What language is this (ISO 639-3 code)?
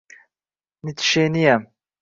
uzb